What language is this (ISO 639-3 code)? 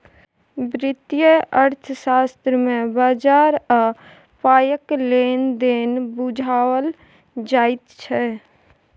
mai